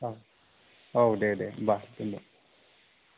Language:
Bodo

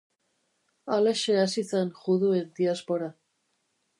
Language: Basque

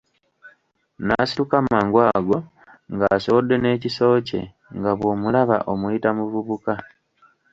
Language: Ganda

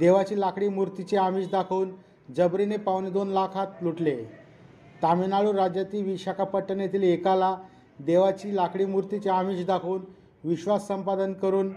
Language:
Marathi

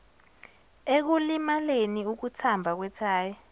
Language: Zulu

